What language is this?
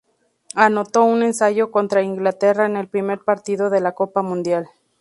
Spanish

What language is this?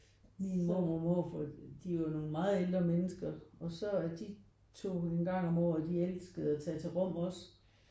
Danish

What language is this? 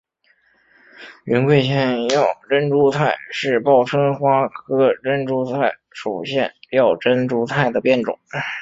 Chinese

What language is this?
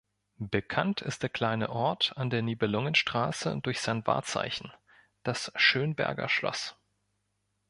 German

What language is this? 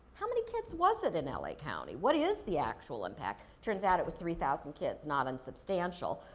English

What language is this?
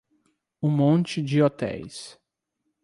Portuguese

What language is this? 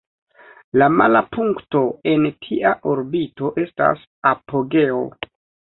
Esperanto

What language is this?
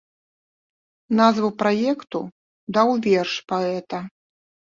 Belarusian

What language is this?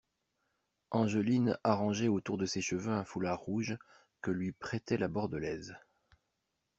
French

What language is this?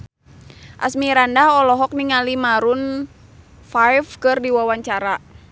Sundanese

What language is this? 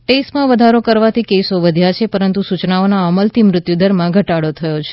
Gujarati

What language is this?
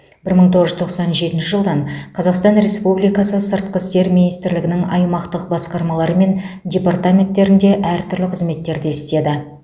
Kazakh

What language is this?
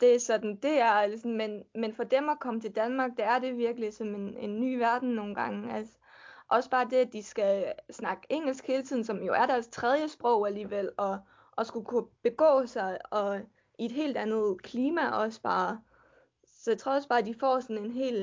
Danish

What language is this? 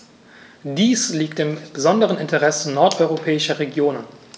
German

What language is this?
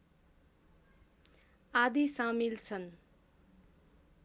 Nepali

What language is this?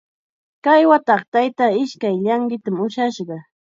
Chiquián Ancash Quechua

